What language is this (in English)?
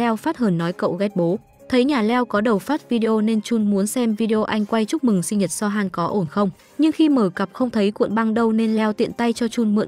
Vietnamese